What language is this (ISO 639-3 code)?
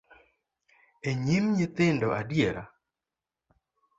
luo